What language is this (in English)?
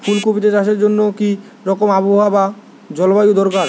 Bangla